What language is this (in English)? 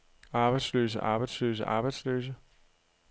Danish